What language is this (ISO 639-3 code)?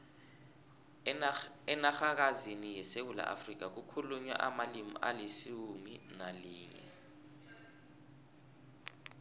nbl